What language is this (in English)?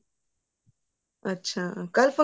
Punjabi